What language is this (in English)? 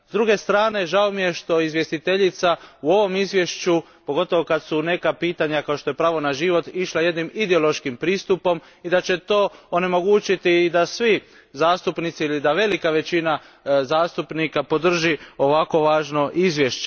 Croatian